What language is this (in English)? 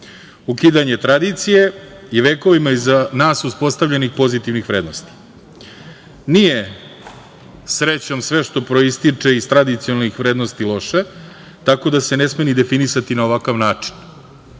Serbian